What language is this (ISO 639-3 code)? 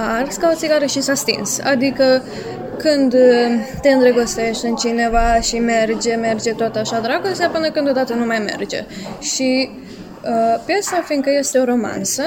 ron